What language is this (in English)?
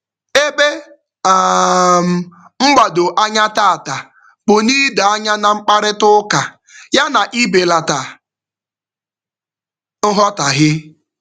Igbo